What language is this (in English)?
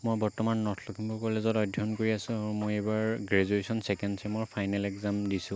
Assamese